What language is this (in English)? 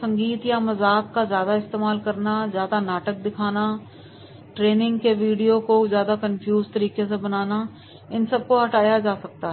Hindi